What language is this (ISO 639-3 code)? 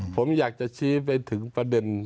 tha